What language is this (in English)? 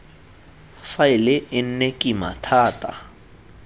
Tswana